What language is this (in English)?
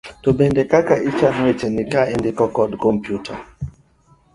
Luo (Kenya and Tanzania)